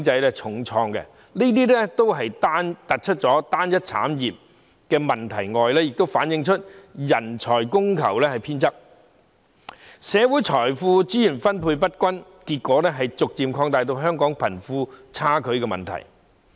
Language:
Cantonese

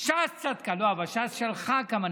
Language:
Hebrew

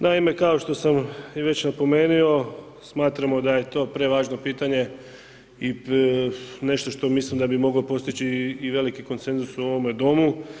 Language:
Croatian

